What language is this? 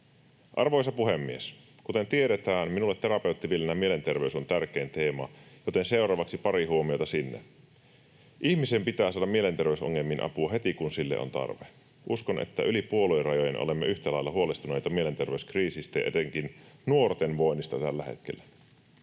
Finnish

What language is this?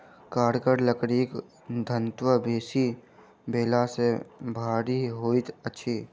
Maithili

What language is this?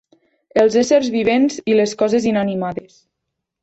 Catalan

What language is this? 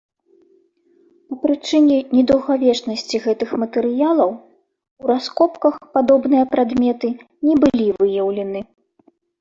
Belarusian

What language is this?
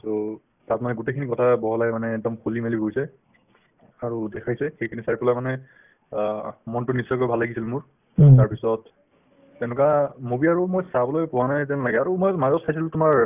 Assamese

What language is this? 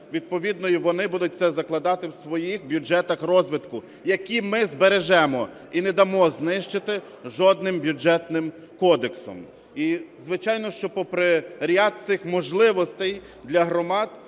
Ukrainian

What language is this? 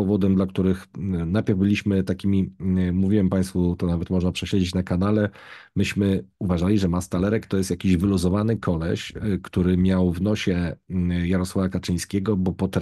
Polish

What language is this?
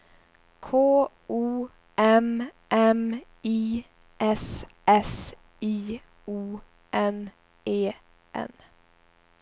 Swedish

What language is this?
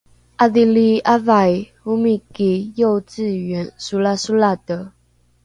Rukai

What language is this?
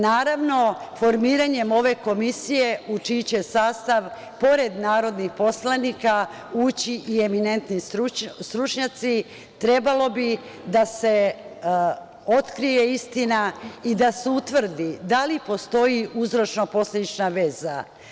Serbian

